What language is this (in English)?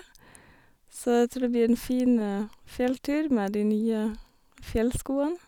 Norwegian